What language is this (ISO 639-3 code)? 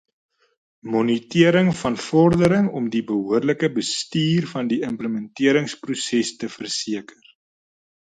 afr